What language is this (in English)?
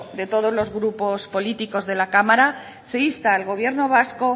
Spanish